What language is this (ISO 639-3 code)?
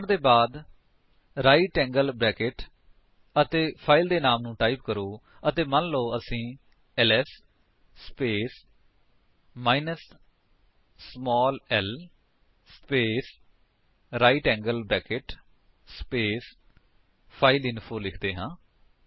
pan